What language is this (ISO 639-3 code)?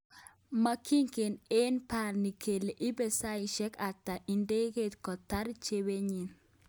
kln